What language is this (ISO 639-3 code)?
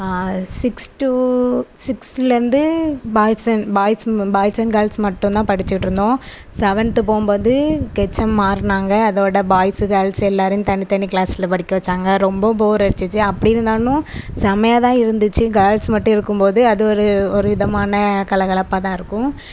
tam